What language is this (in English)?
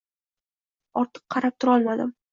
Uzbek